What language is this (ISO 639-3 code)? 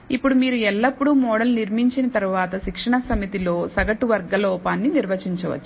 tel